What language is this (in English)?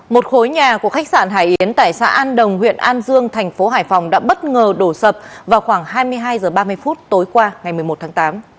Vietnamese